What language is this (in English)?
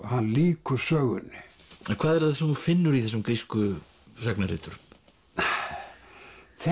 Icelandic